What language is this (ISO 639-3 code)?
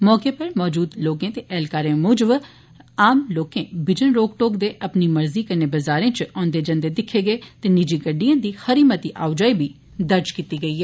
doi